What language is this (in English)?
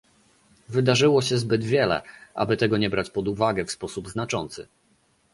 Polish